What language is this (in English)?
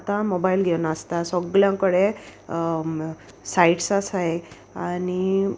Konkani